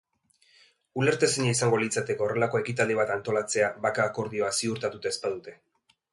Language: Basque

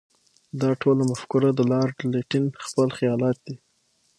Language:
Pashto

